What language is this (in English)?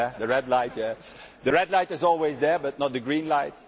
English